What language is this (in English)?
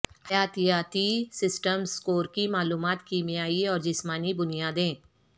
Urdu